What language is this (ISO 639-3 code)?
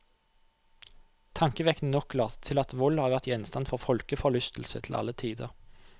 nor